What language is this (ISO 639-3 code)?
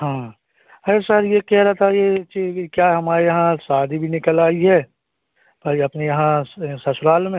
hin